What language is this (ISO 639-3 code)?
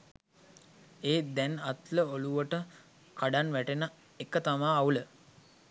sin